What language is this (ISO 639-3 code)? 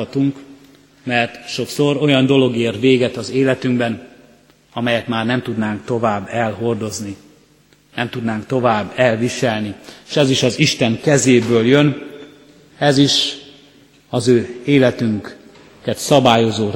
hun